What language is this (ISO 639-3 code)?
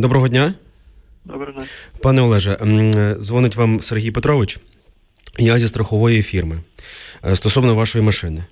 ukr